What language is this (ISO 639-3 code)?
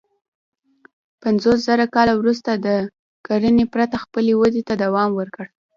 pus